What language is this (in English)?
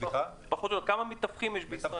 Hebrew